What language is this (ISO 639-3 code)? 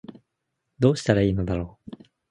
jpn